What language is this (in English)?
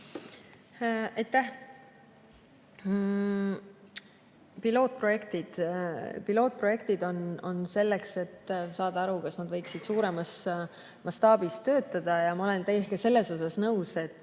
Estonian